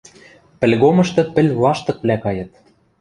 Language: Western Mari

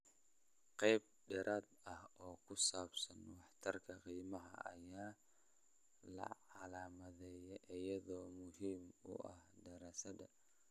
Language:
Somali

